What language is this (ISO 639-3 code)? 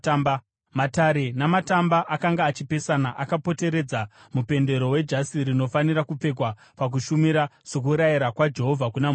sna